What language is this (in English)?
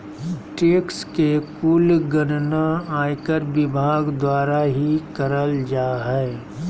Magahi